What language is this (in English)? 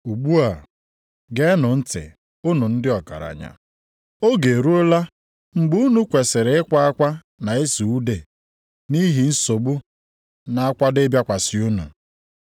Igbo